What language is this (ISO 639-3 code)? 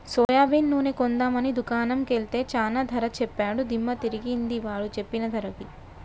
tel